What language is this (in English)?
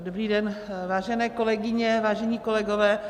Czech